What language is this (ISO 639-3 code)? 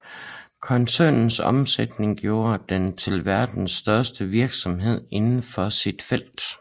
dan